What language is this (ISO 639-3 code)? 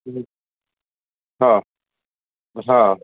snd